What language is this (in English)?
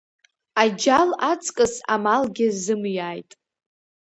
Abkhazian